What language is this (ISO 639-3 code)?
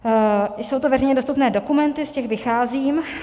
ces